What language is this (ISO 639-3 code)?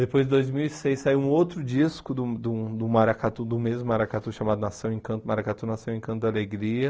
por